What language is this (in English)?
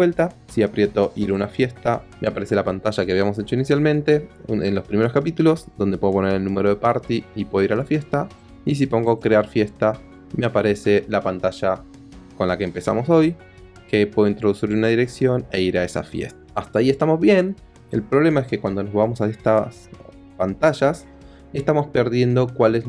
Spanish